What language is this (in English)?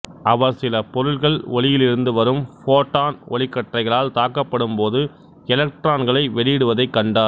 Tamil